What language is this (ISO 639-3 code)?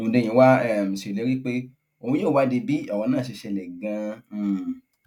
yor